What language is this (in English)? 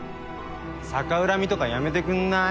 Japanese